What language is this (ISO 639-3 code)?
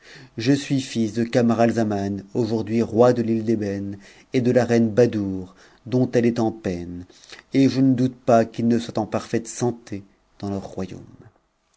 fra